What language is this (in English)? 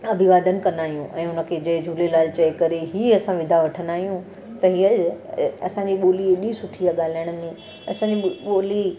Sindhi